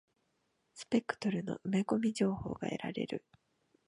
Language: Japanese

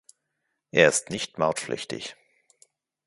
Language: German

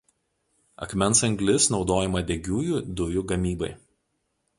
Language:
Lithuanian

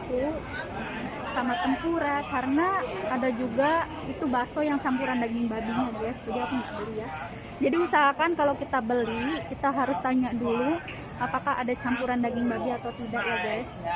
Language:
Indonesian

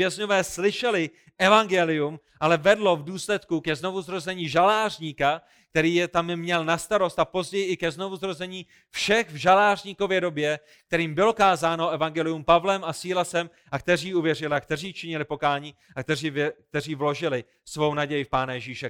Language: Czech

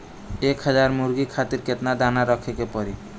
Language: Bhojpuri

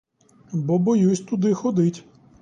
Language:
Ukrainian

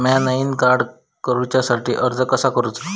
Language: Marathi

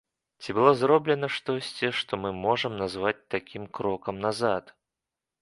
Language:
Belarusian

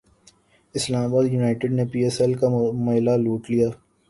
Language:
Urdu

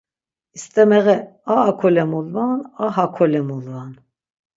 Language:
Laz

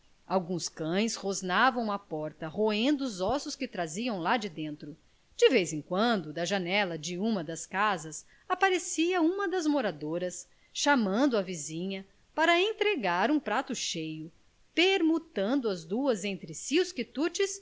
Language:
Portuguese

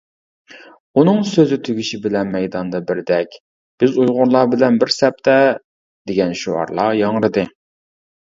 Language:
Uyghur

